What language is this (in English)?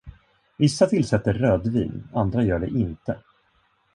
Swedish